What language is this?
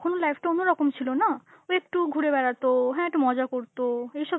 Bangla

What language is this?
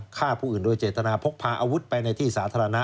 Thai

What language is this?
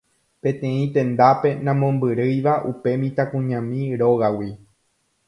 Guarani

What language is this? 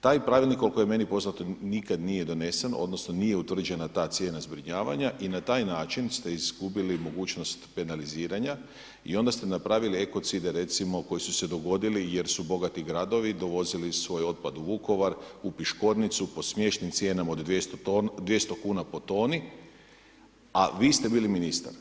Croatian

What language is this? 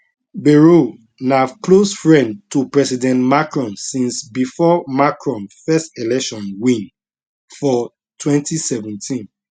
Nigerian Pidgin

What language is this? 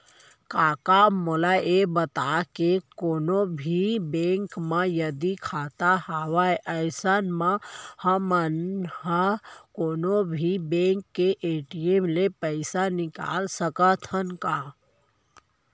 Chhattisgarhi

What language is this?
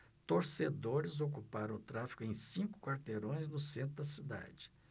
Portuguese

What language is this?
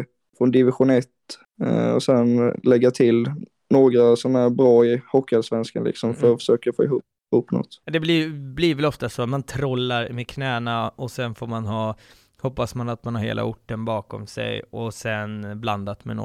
Swedish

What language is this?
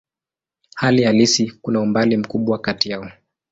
Swahili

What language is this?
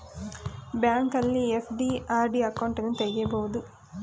Kannada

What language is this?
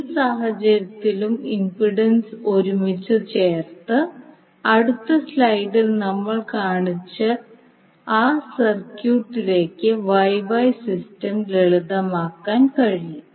Malayalam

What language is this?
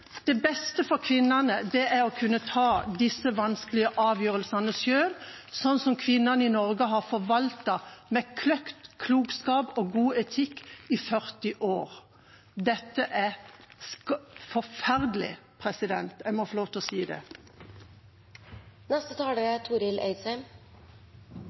Norwegian Bokmål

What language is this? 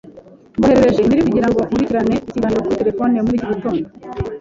Kinyarwanda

